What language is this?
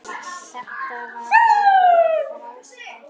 Icelandic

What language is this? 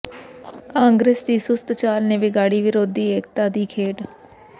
Punjabi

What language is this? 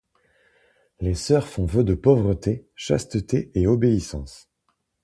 French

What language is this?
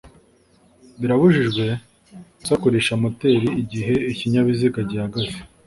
Kinyarwanda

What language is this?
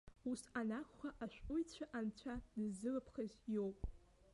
Abkhazian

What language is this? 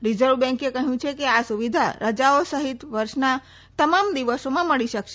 Gujarati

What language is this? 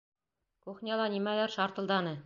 Bashkir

